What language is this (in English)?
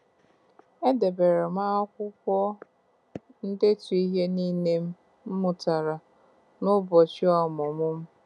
Igbo